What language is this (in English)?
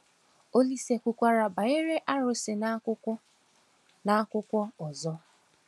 Igbo